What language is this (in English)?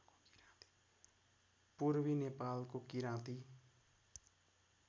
Nepali